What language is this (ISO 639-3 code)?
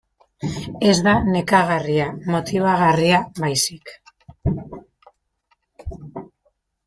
eus